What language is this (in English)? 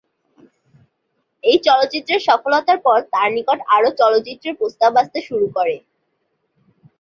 Bangla